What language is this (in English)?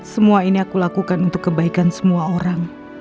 Indonesian